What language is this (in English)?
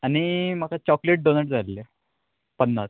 Konkani